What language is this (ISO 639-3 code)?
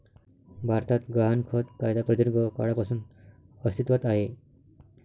mar